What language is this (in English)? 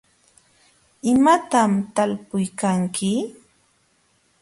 Jauja Wanca Quechua